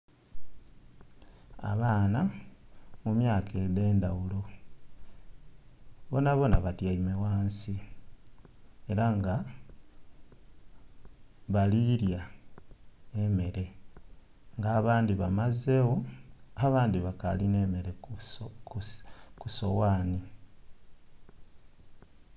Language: Soga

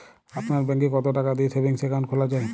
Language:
Bangla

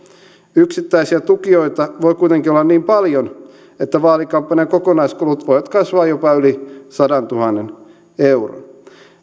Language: Finnish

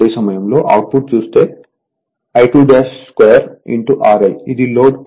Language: Telugu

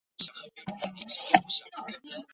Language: Chinese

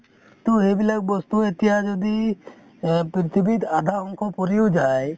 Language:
Assamese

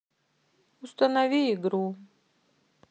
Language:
Russian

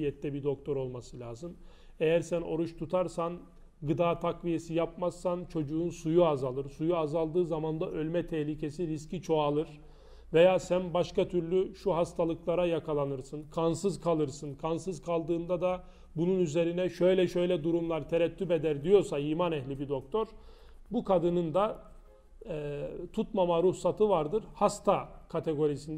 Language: Turkish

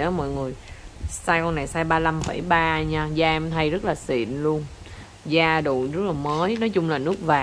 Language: Vietnamese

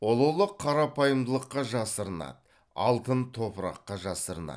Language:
Kazakh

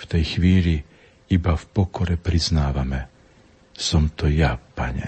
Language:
Slovak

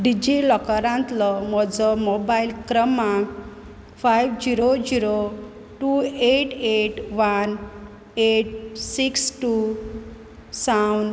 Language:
Konkani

